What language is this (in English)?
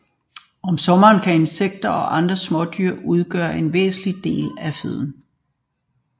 Danish